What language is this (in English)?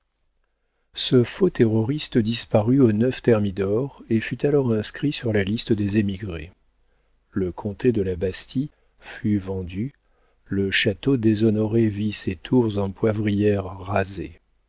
French